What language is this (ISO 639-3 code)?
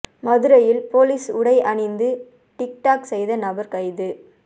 tam